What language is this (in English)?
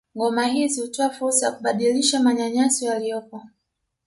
Swahili